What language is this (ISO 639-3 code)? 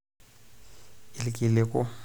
mas